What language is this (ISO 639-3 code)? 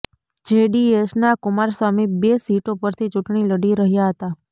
guj